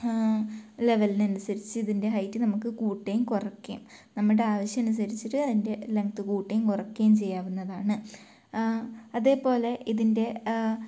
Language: Malayalam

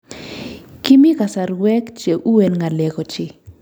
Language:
Kalenjin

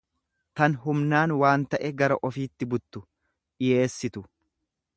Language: Oromo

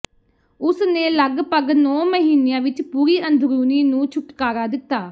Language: Punjabi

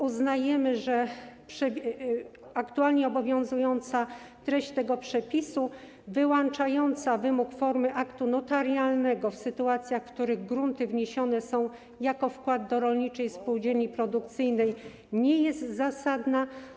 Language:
Polish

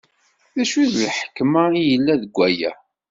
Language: Kabyle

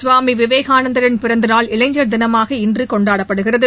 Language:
Tamil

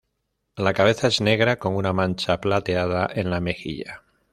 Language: Spanish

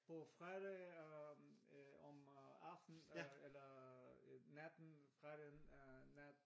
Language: Danish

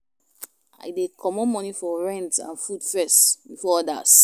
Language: Nigerian Pidgin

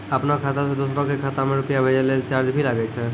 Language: Maithili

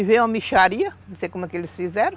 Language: Portuguese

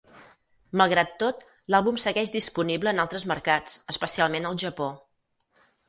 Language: Catalan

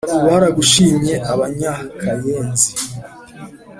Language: Kinyarwanda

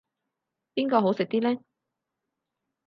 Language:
Cantonese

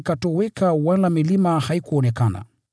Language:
Swahili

